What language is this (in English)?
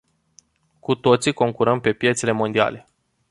Romanian